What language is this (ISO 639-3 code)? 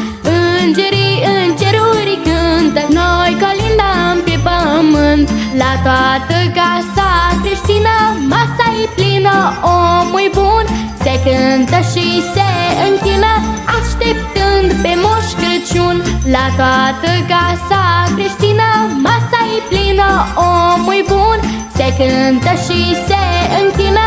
ron